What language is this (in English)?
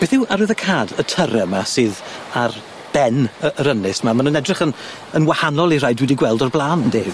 Welsh